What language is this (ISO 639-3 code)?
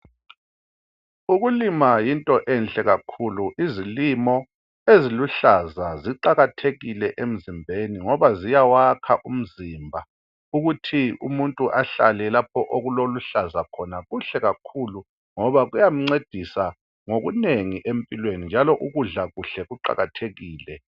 nde